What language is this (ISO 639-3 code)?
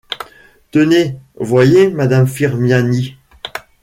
fra